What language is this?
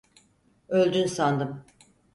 Turkish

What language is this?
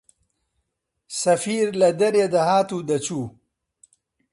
Central Kurdish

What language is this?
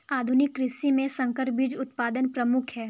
Hindi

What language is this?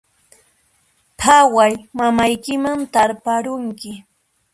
Puno Quechua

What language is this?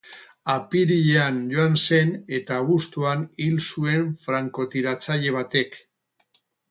Basque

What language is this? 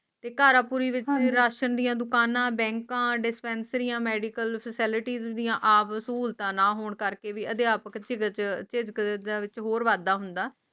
Punjabi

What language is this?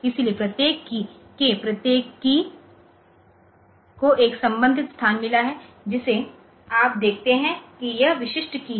Hindi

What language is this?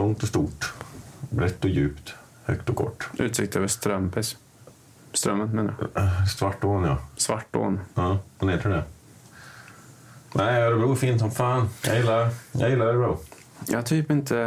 Swedish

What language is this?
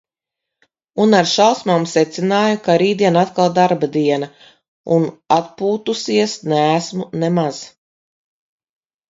Latvian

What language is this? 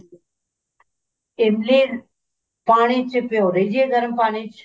Punjabi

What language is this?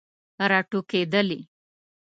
Pashto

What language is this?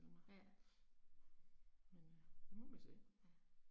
Danish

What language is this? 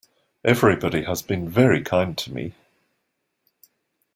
English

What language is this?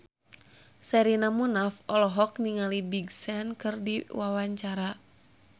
Sundanese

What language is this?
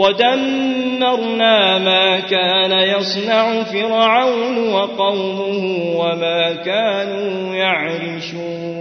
Arabic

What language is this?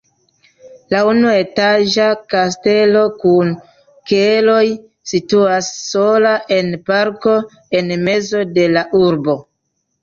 Esperanto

